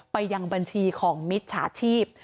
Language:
Thai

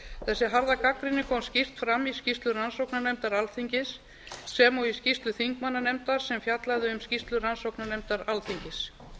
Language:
Icelandic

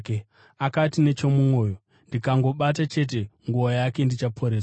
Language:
Shona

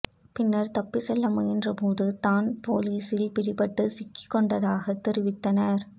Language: Tamil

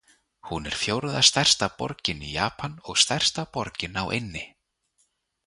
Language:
Icelandic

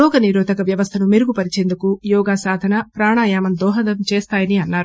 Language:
Telugu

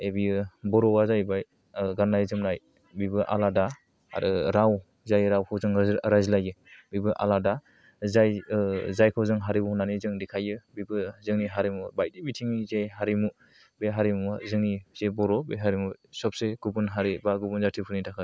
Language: Bodo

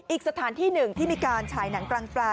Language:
Thai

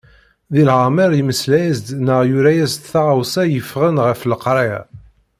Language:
Kabyle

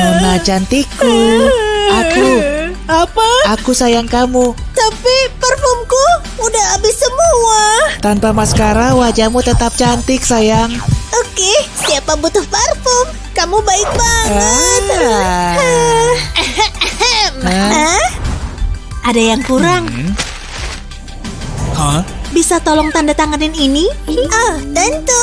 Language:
Indonesian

